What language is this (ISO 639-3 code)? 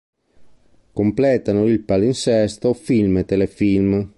ita